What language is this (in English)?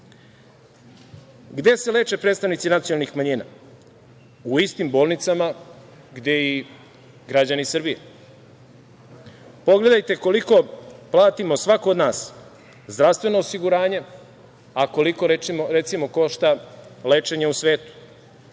Serbian